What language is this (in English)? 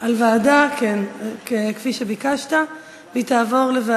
Hebrew